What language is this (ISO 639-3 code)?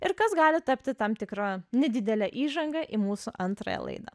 lit